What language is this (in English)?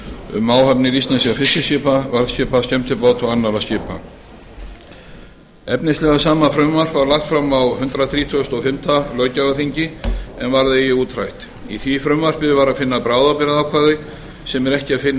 Icelandic